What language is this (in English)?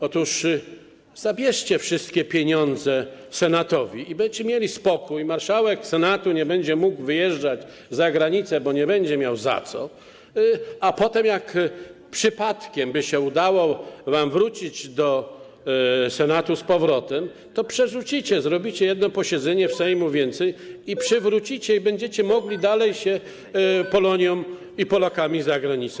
Polish